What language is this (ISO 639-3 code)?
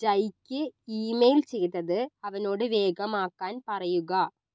mal